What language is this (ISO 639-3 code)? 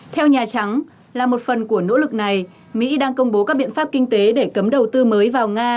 vie